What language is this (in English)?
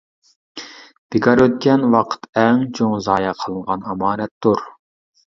Uyghur